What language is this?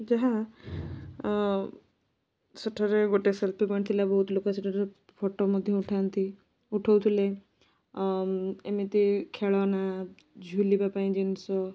Odia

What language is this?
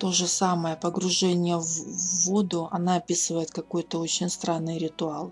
Russian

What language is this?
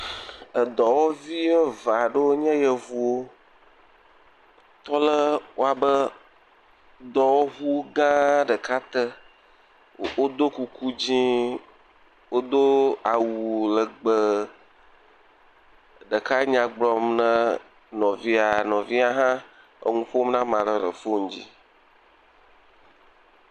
Ewe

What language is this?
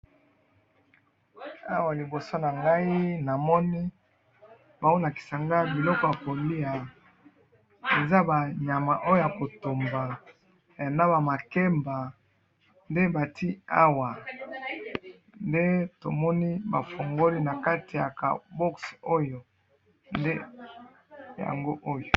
Lingala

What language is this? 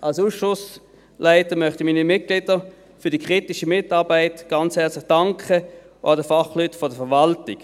Swiss German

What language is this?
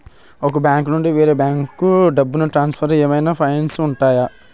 Telugu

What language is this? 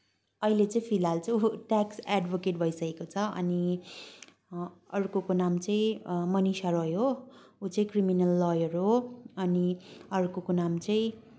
Nepali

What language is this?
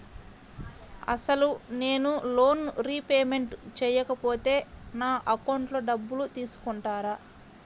Telugu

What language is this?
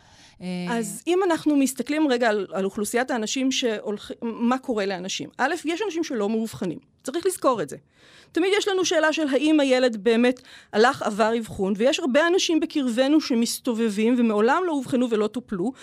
Hebrew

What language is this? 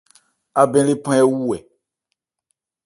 Ebrié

